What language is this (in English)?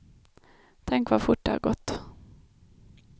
Swedish